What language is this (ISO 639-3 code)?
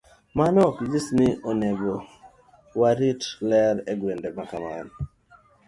luo